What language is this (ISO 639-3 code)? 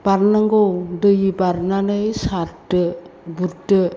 brx